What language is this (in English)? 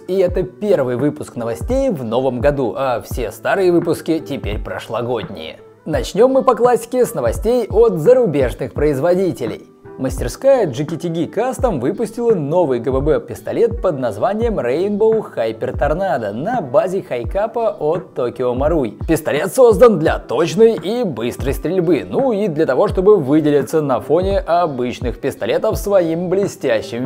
Russian